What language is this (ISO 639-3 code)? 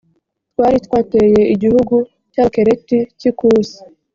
kin